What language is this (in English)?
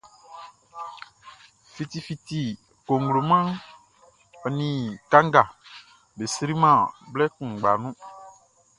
Baoulé